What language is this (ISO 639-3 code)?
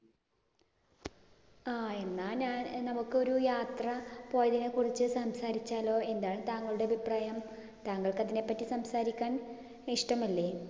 mal